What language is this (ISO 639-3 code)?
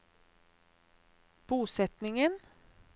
nor